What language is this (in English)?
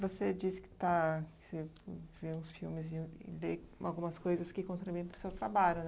Portuguese